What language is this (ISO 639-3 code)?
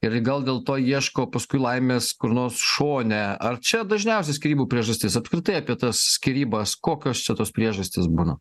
lit